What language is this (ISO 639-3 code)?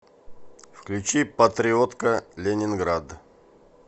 rus